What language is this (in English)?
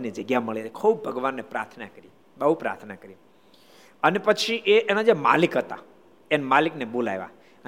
Gujarati